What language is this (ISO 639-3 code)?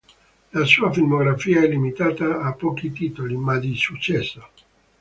ita